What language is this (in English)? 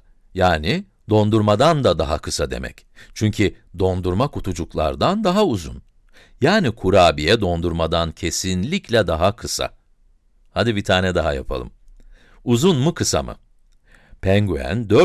Turkish